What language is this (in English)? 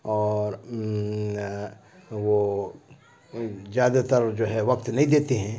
Urdu